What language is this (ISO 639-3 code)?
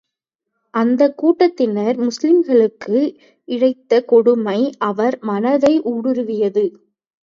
tam